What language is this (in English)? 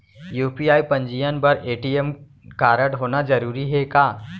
Chhattisgarhi